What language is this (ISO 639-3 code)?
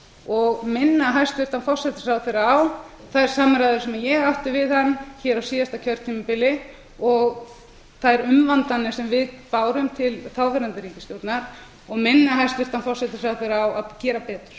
isl